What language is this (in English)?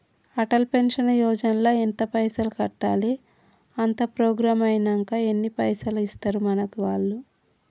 Telugu